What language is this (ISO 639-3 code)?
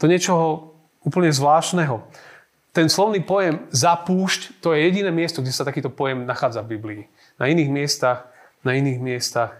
slk